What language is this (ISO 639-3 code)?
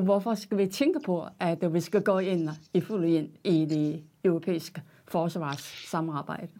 dan